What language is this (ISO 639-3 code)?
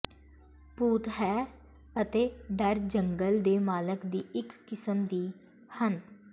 pan